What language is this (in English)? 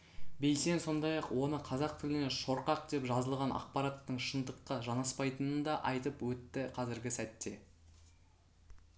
Kazakh